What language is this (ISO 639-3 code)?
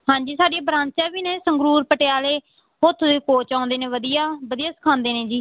pan